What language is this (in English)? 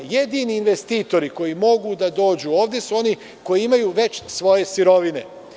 Serbian